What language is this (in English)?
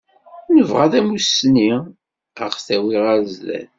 Kabyle